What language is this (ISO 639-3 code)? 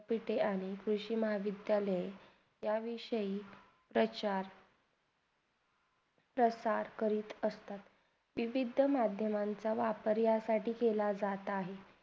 mar